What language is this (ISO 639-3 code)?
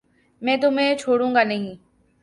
urd